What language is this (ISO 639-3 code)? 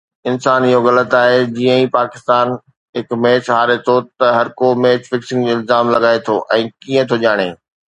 snd